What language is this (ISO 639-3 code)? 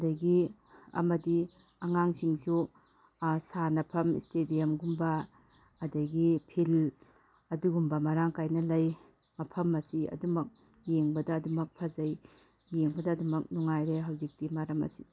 mni